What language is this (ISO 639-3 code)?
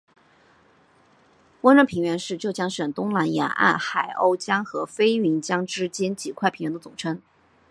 zho